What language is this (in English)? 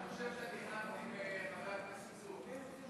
Hebrew